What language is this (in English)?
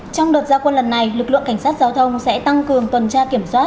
Vietnamese